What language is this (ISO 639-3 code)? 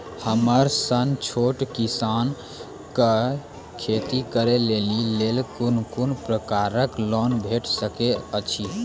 mai